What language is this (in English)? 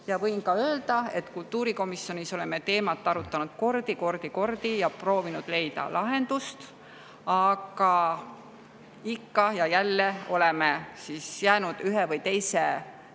Estonian